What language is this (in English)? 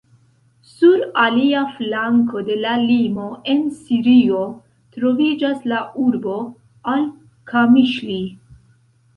Esperanto